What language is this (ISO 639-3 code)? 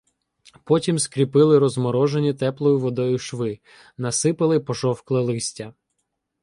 ukr